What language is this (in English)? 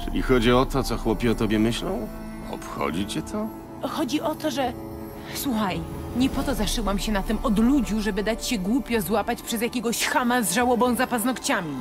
Polish